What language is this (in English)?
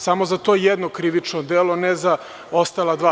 Serbian